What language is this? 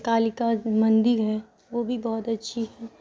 Urdu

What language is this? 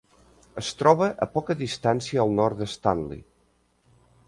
Catalan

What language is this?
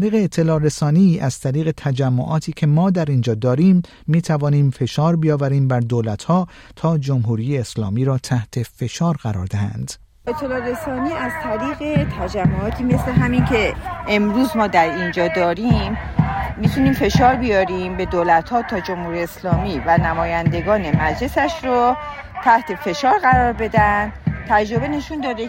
Persian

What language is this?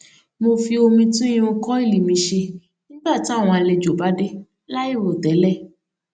Yoruba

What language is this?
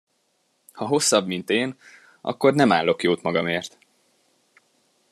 Hungarian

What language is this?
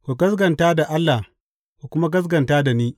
Hausa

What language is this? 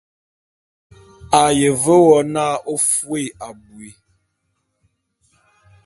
Bulu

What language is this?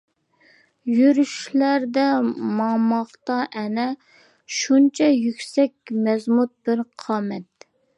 Uyghur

